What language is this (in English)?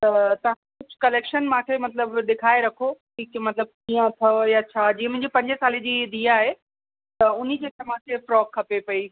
Sindhi